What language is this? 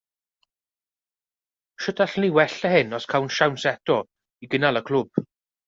Welsh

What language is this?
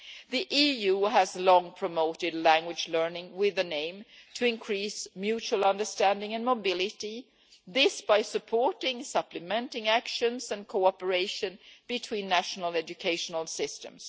English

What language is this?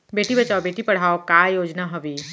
Chhattisgarhi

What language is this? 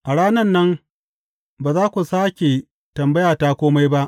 Hausa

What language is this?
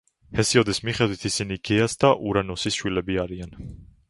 Georgian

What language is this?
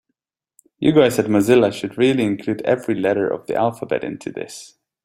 English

